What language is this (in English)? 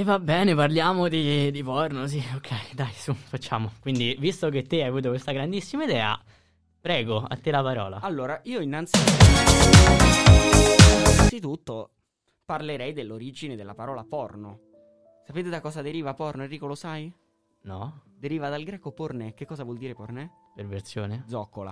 Italian